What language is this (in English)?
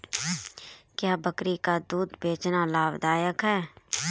Hindi